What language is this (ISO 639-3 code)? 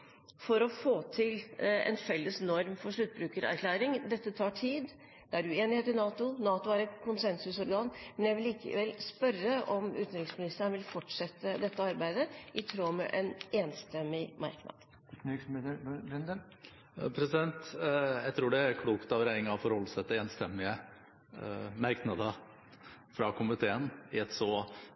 nob